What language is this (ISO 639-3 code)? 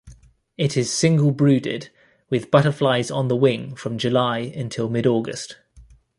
eng